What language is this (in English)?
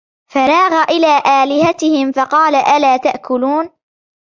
Arabic